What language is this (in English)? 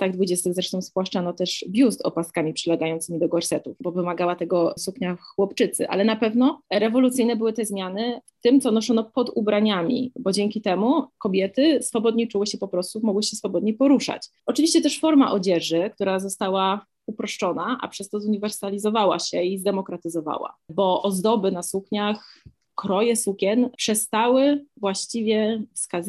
Polish